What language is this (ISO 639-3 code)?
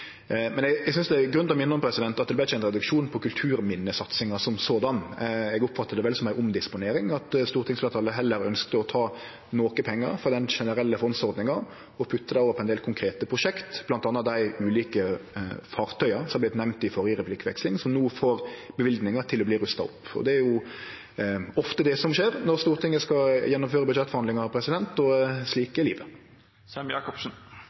nor